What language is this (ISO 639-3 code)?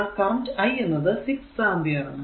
mal